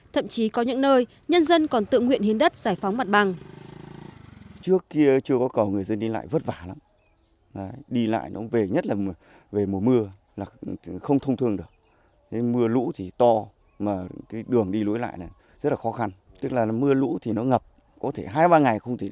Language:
Vietnamese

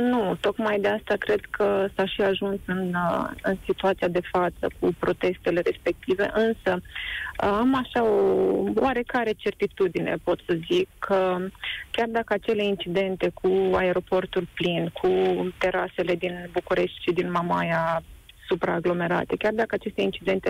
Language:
Romanian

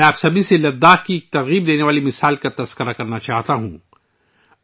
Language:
Urdu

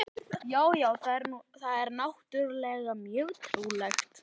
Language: Icelandic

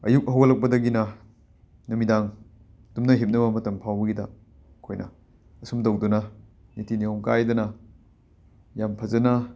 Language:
Manipuri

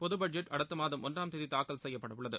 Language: Tamil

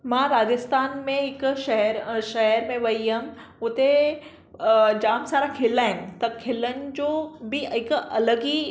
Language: Sindhi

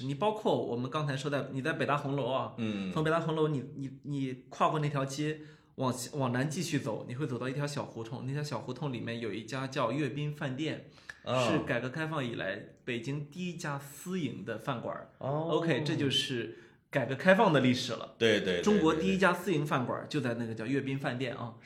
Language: Chinese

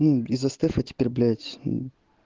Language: Russian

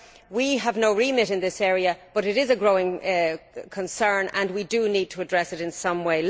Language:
English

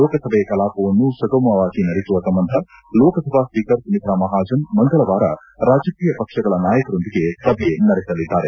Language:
Kannada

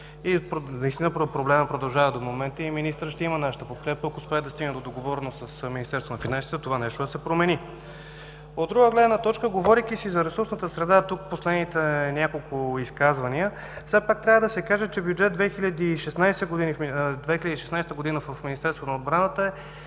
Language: Bulgarian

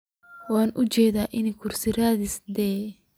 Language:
Somali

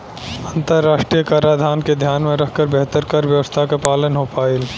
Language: Bhojpuri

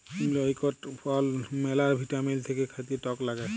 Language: Bangla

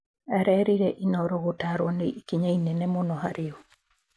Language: Kikuyu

